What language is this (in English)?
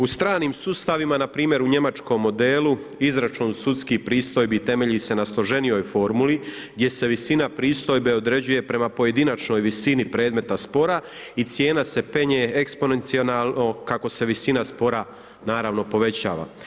Croatian